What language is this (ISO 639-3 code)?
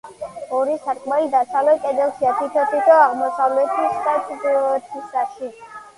kat